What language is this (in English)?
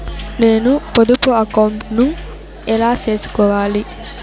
Telugu